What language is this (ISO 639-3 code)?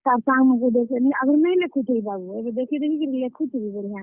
ori